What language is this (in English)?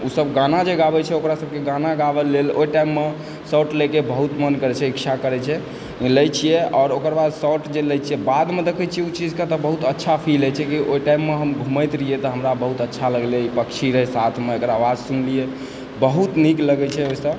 Maithili